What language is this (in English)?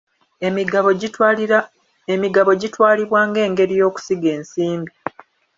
Ganda